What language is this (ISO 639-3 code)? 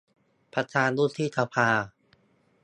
tha